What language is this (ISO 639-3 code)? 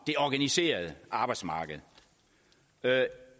dan